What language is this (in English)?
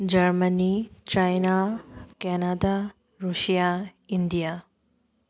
Manipuri